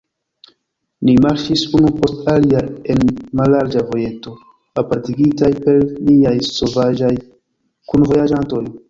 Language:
Esperanto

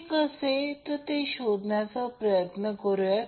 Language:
Marathi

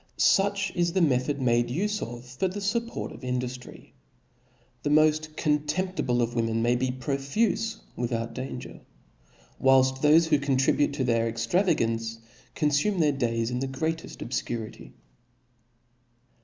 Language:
English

